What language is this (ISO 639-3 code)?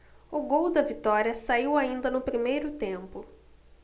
por